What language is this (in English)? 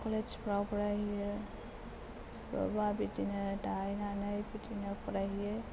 Bodo